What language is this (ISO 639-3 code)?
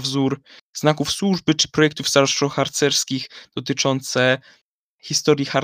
pol